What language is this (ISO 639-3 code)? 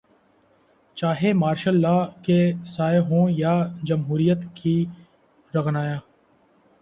urd